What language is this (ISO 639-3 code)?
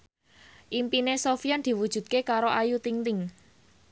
jav